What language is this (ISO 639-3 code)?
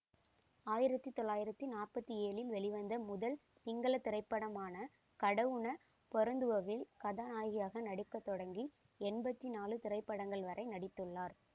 tam